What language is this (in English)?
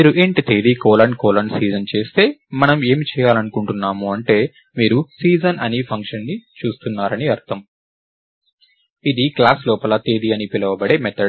Telugu